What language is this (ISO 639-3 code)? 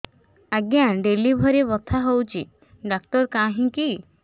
ori